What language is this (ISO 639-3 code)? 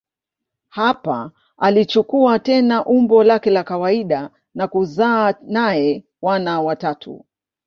swa